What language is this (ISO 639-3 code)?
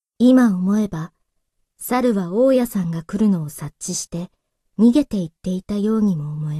jpn